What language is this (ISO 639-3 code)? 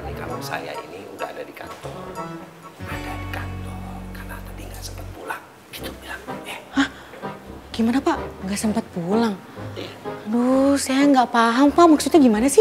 ind